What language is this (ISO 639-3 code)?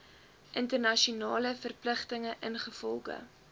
afr